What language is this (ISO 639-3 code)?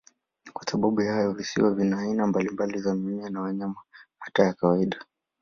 swa